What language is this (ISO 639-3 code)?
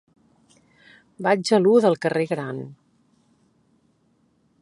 cat